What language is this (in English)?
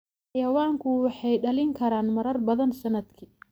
Somali